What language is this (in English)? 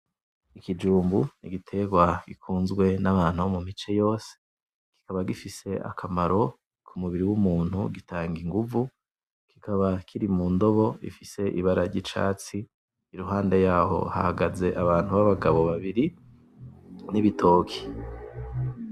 Rundi